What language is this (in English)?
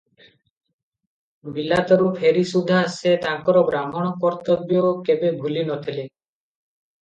Odia